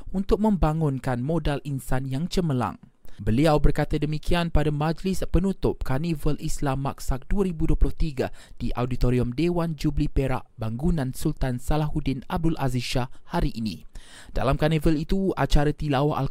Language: Malay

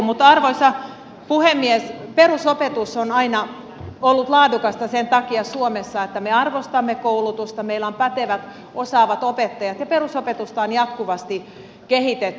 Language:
Finnish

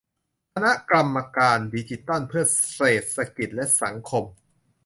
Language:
Thai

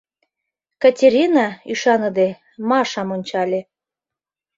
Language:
Mari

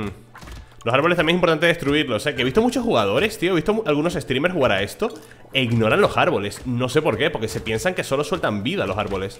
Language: Spanish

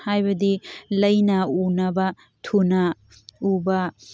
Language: Manipuri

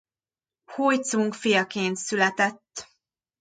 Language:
Hungarian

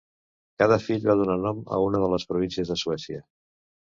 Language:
Catalan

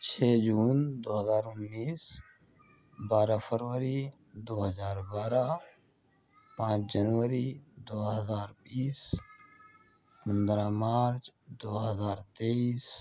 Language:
Urdu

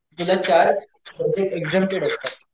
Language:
Marathi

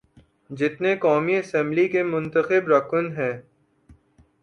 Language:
Urdu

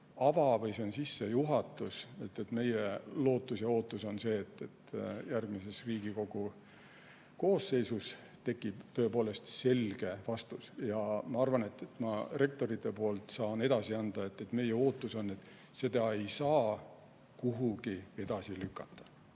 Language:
Estonian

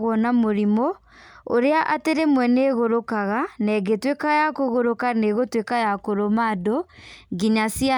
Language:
Kikuyu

